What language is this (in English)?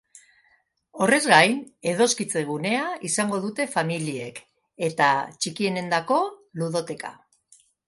Basque